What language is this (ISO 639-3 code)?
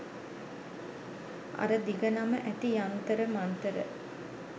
sin